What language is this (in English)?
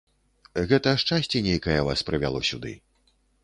Belarusian